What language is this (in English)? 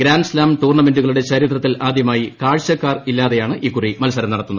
Malayalam